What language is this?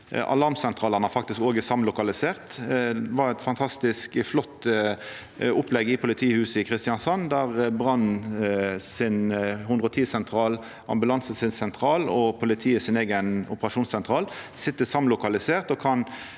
Norwegian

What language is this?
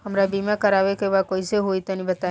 Bhojpuri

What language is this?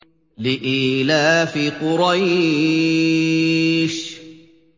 Arabic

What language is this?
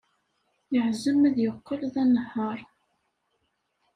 Kabyle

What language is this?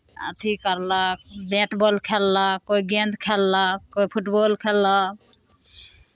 Maithili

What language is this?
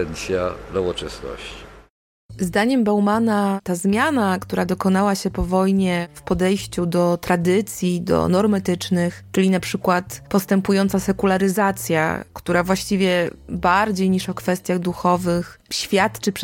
Polish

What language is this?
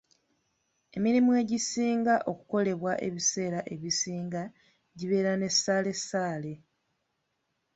Ganda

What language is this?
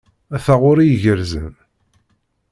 Kabyle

